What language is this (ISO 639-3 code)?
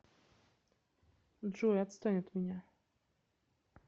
rus